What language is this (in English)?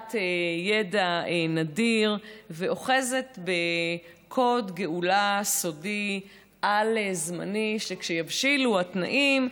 Hebrew